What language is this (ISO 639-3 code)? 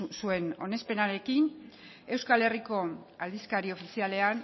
eus